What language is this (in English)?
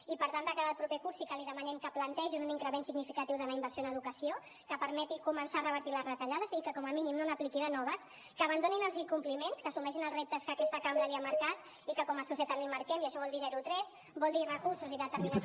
Catalan